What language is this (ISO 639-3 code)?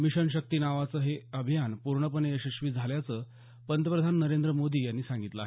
mar